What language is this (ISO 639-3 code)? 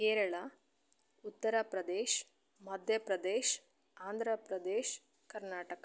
kan